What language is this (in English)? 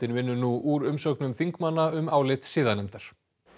Icelandic